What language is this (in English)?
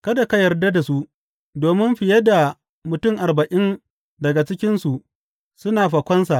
Hausa